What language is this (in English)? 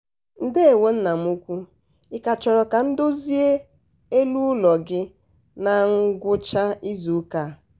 Igbo